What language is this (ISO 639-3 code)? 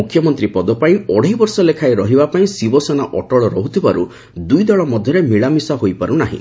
ori